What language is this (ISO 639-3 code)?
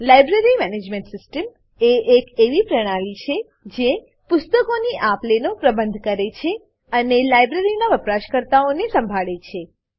guj